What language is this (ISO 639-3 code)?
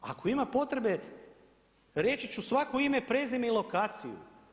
hrv